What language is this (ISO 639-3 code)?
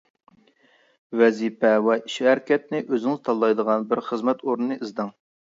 uig